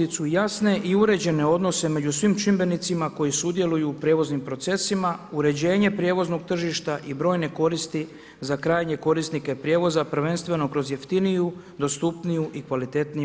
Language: Croatian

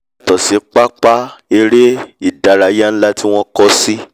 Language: Yoruba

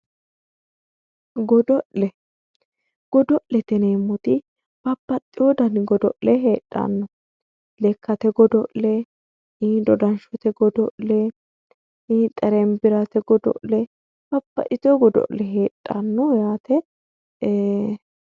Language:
Sidamo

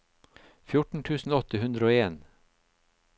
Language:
Norwegian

